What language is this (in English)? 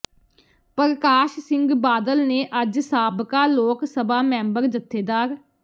Punjabi